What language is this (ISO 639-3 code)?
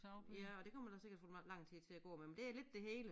dan